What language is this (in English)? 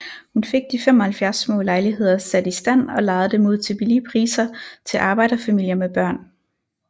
Danish